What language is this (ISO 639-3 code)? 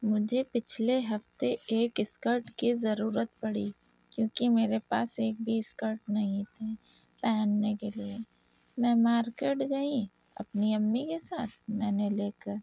urd